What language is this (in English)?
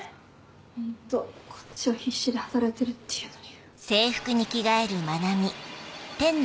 Japanese